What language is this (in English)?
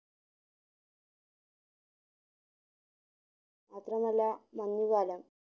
Malayalam